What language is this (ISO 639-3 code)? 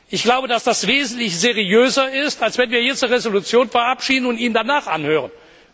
deu